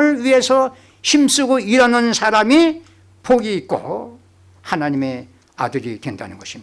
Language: Korean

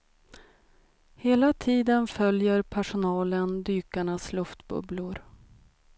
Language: Swedish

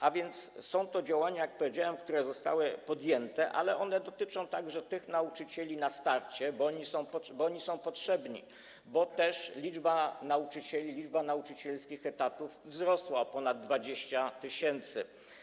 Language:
Polish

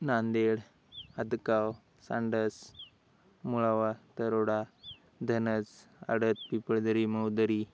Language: Marathi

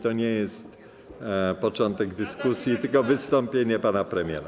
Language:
Polish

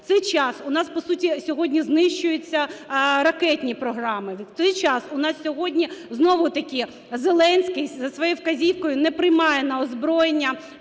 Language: Ukrainian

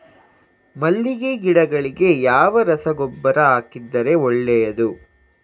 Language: Kannada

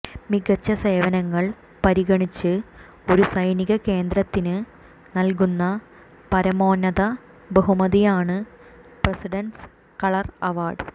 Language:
Malayalam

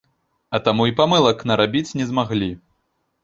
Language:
Belarusian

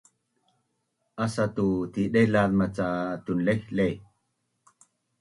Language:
Bunun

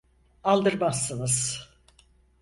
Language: Turkish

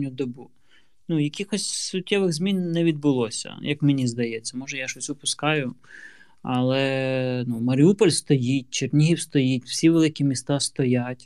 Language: Ukrainian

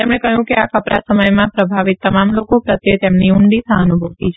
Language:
Gujarati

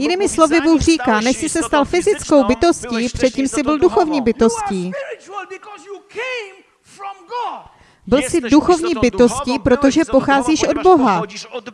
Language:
Czech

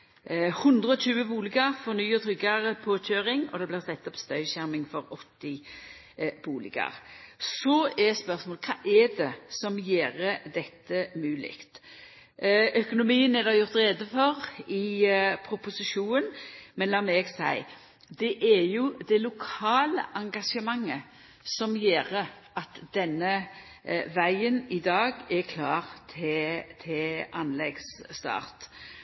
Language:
Norwegian Nynorsk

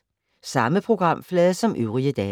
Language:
Danish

